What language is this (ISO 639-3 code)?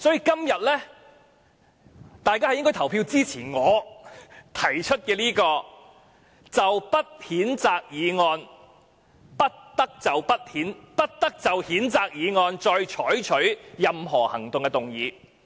yue